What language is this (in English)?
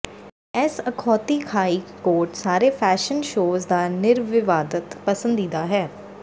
Punjabi